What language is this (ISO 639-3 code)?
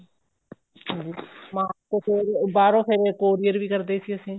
pan